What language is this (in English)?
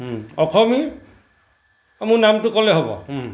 Assamese